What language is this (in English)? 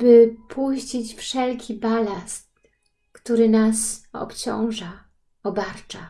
Polish